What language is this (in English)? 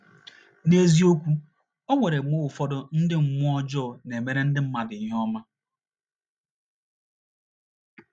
Igbo